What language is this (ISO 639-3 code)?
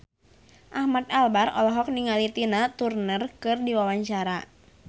sun